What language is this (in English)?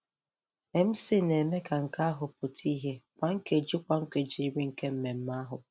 Igbo